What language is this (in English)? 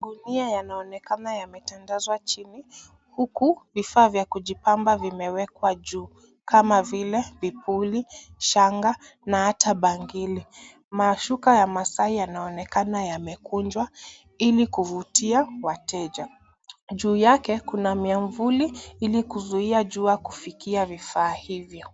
Swahili